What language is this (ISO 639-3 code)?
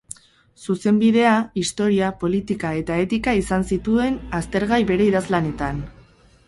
eus